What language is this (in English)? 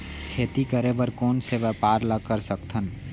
Chhattisgarhi